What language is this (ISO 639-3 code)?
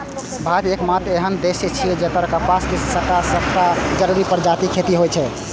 mai